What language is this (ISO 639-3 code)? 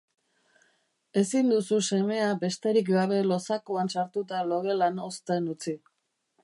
eus